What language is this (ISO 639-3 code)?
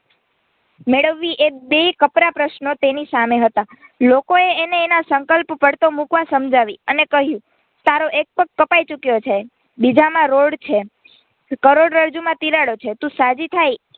guj